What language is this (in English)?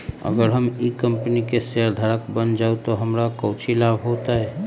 Magahi